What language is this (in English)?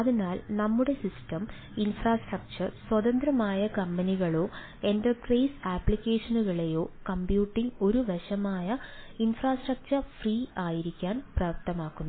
Malayalam